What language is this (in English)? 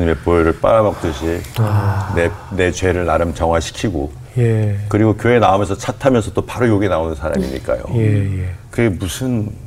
Korean